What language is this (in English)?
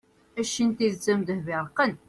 Kabyle